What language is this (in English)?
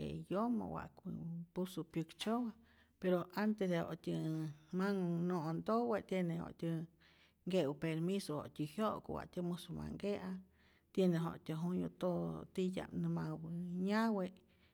Rayón Zoque